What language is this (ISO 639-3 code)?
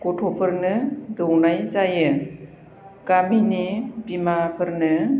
brx